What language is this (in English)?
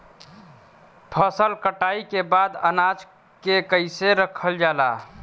Bhojpuri